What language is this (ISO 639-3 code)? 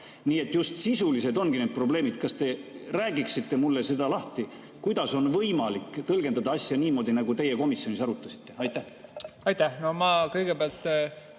est